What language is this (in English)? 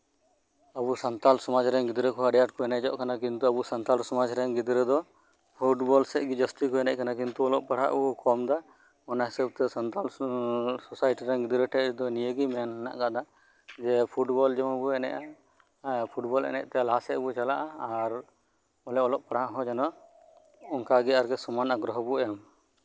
Santali